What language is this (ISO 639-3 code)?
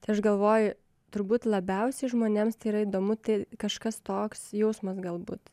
lit